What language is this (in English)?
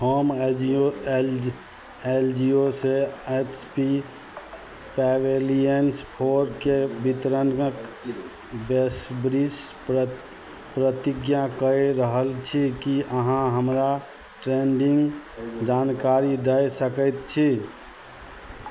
Maithili